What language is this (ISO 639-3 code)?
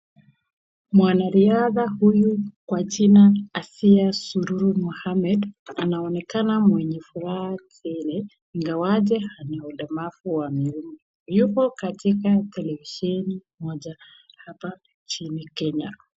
swa